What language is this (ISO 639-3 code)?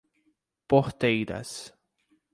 por